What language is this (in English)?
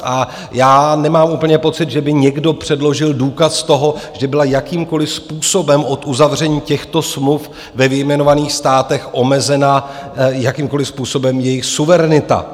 Czech